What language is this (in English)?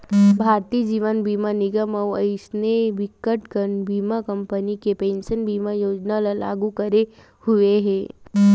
Chhattisgarhi